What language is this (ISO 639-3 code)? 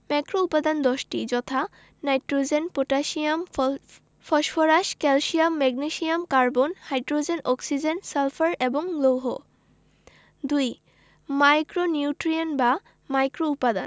ben